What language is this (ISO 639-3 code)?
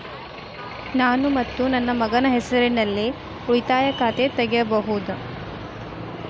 kan